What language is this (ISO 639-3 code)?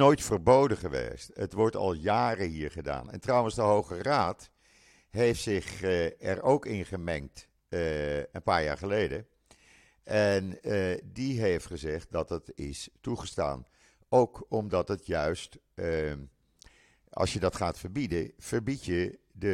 nld